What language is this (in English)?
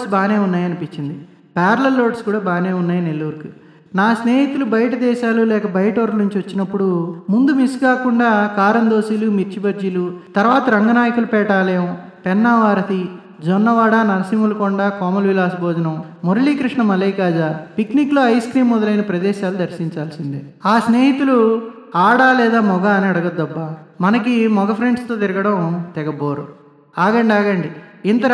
Telugu